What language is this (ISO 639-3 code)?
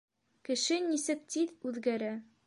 bak